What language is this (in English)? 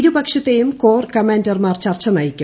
Malayalam